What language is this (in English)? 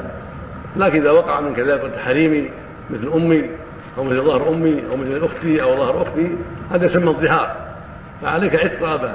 Arabic